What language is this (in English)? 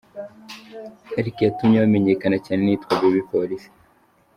Kinyarwanda